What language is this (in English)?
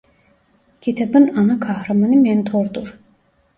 Turkish